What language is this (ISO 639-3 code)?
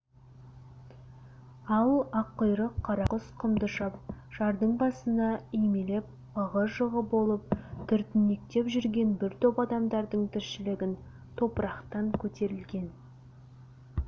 kaz